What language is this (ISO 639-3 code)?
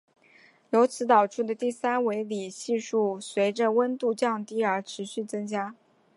zho